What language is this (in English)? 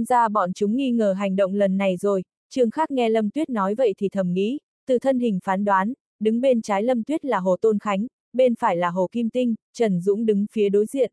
Vietnamese